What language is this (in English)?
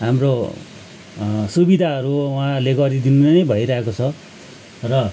Nepali